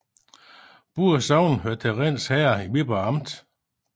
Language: Danish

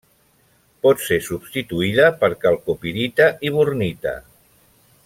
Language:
Catalan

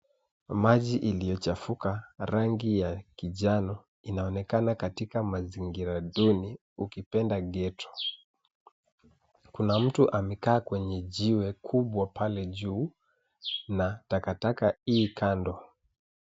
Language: Swahili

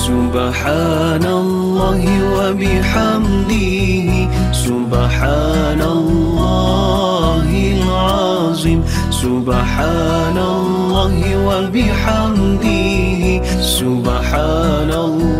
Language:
Malay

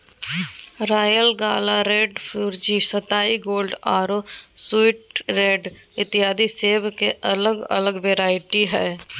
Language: Magahi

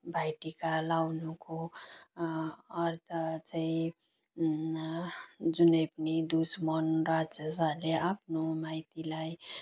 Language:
Nepali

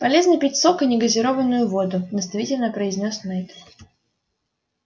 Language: Russian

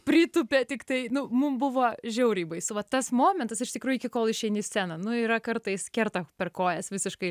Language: Lithuanian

